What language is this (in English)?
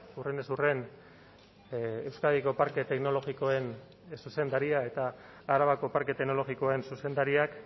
Basque